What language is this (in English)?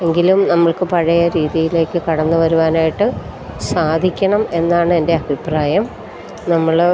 Malayalam